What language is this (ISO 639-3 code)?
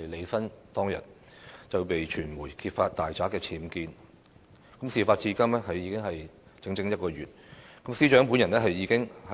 yue